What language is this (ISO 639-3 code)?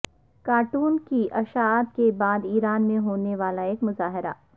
urd